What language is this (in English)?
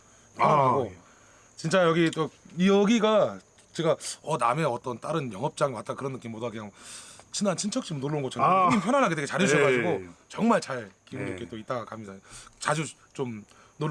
Korean